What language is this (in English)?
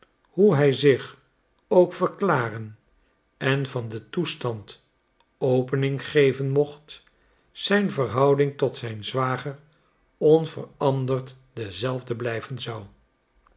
Dutch